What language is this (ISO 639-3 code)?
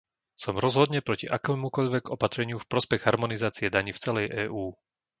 slk